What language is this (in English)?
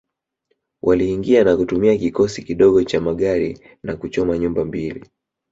Swahili